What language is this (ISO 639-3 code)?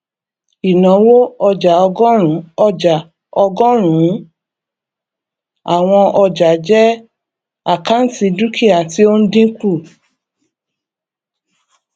yor